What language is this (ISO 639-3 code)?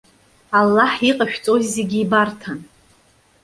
abk